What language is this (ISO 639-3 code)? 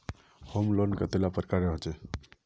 mag